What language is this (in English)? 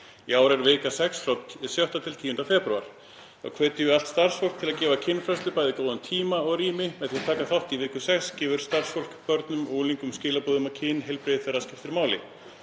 Icelandic